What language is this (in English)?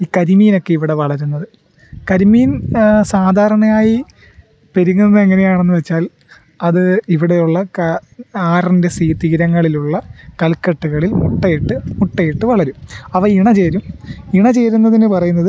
Malayalam